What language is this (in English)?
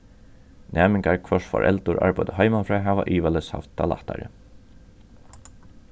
Faroese